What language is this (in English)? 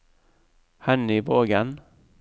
Norwegian